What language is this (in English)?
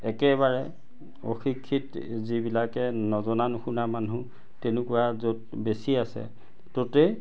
Assamese